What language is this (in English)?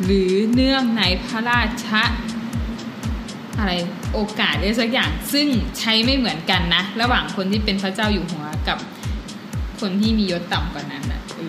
Thai